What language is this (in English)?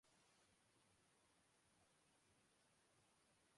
Urdu